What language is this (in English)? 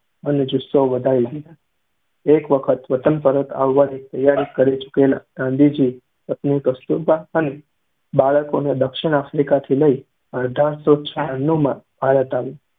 Gujarati